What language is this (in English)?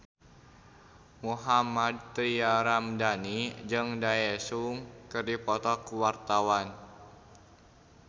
Sundanese